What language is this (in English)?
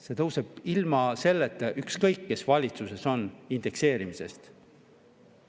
Estonian